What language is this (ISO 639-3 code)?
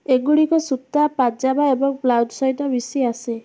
ori